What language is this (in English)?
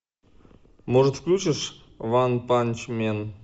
Russian